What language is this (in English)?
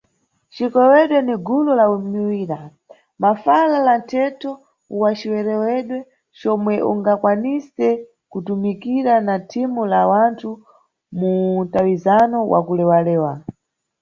Nyungwe